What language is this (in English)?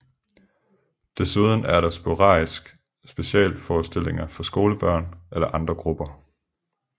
Danish